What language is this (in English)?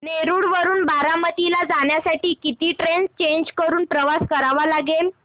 Marathi